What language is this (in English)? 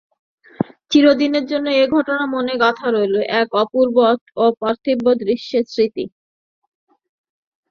Bangla